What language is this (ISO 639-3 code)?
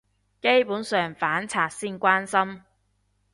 yue